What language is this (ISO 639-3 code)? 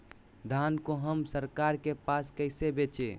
mag